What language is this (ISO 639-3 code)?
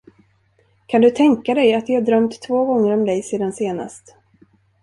swe